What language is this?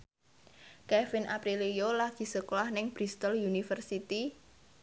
Javanese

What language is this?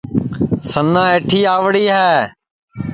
Sansi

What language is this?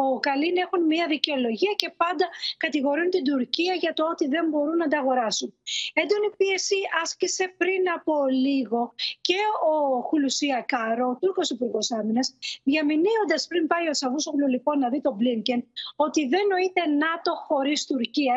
Greek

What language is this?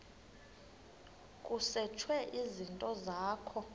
Xhosa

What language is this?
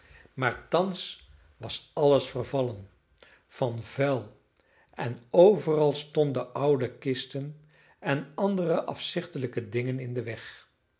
Dutch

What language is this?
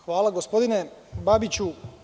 Serbian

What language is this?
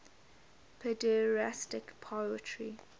English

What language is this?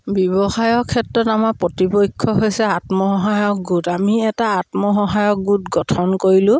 Assamese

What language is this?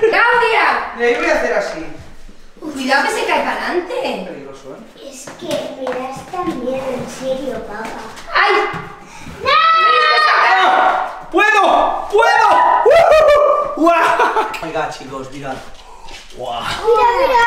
Spanish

